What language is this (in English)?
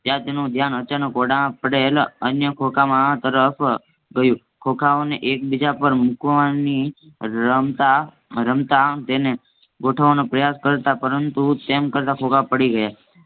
Gujarati